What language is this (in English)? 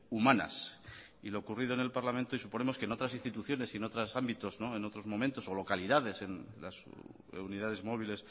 Spanish